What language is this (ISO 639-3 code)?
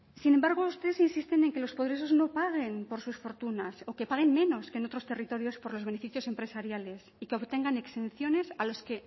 spa